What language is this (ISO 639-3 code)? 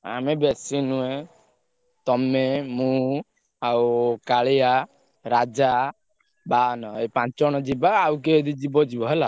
ori